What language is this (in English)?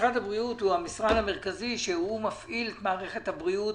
Hebrew